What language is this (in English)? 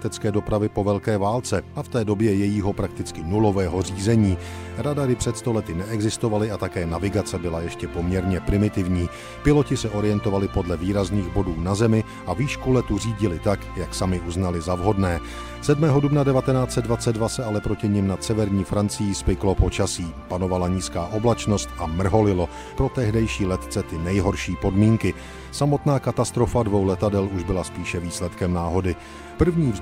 Czech